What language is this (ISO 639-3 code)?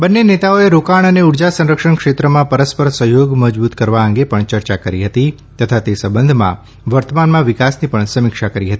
guj